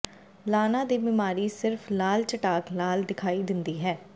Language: Punjabi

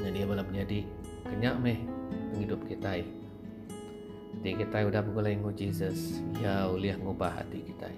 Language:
Malay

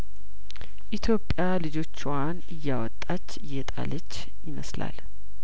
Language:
Amharic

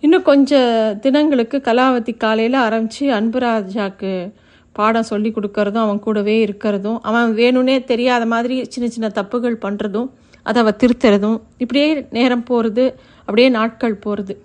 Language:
Tamil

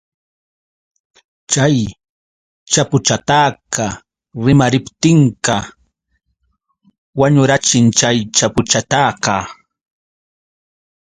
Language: Yauyos Quechua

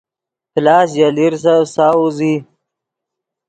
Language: Yidgha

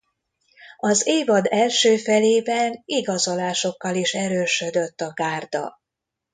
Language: Hungarian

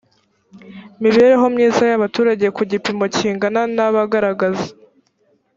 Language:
Kinyarwanda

